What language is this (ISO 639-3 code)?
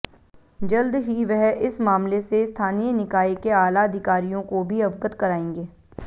hin